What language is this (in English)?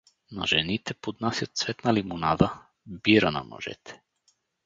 Bulgarian